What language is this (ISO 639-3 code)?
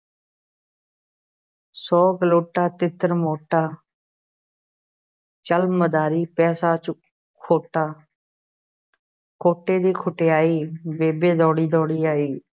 pan